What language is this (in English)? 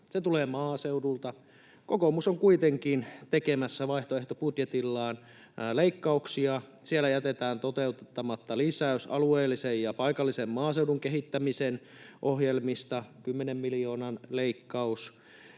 Finnish